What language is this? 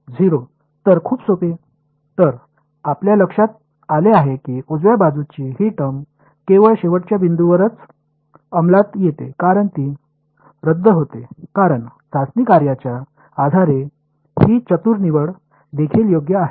Marathi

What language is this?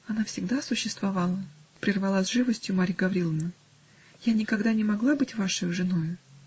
Russian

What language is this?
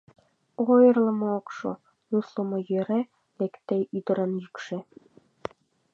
Mari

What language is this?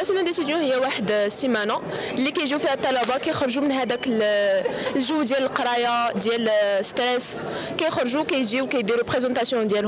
Arabic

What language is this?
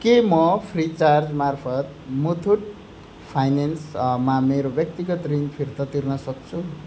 Nepali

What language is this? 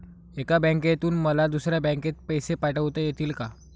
Marathi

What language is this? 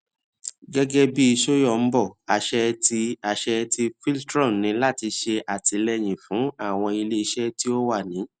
Yoruba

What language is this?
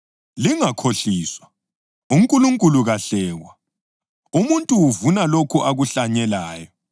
North Ndebele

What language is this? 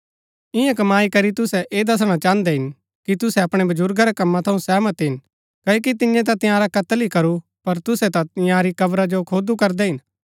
Gaddi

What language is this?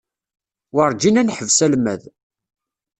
Kabyle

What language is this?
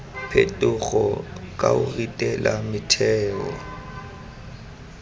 Tswana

